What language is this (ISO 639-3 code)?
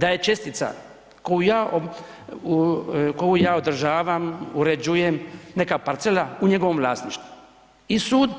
hrv